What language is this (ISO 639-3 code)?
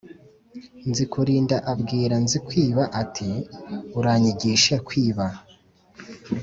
kin